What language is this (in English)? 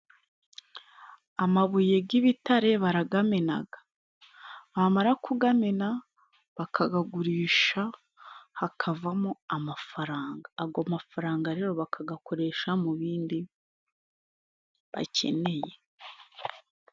Kinyarwanda